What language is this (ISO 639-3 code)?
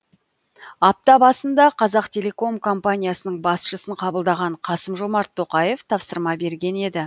kaz